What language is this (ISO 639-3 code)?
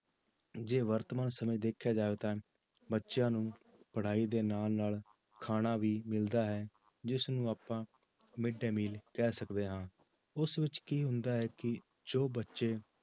pan